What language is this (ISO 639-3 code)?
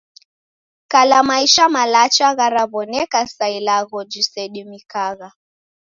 dav